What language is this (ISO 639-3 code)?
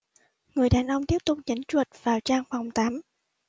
vie